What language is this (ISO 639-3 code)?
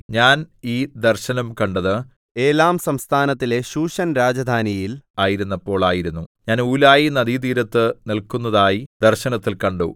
mal